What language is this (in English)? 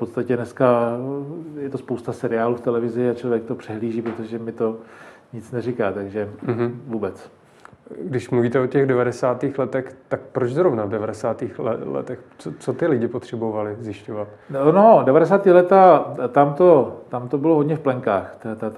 Czech